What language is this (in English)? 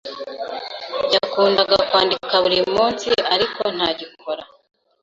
Kinyarwanda